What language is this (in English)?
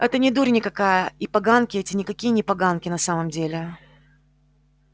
Russian